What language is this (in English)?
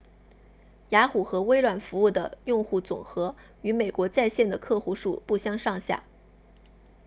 Chinese